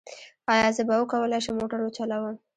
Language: Pashto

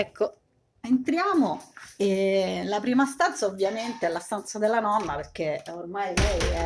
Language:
Italian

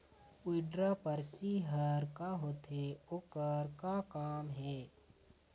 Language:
Chhattisgarhi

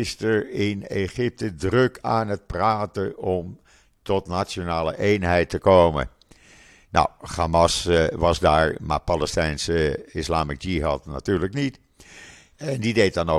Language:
Dutch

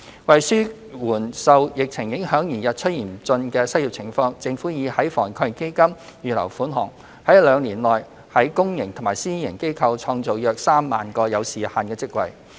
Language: Cantonese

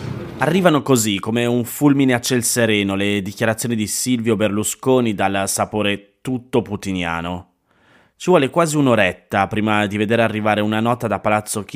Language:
Italian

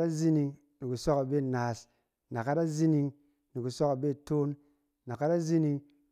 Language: Cen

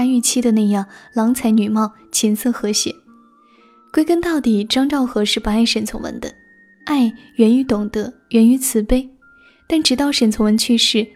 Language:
Chinese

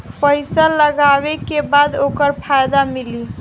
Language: Bhojpuri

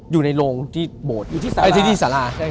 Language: Thai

